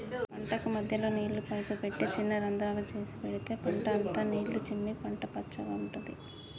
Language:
Telugu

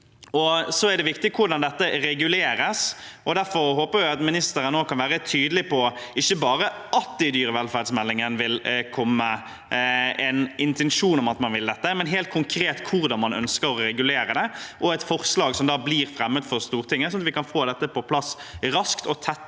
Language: Norwegian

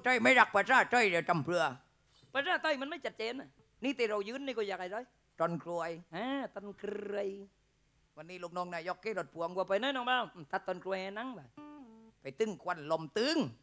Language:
Thai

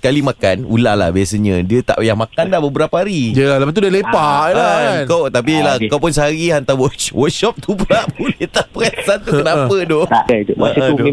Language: Malay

